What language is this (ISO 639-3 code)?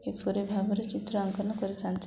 ori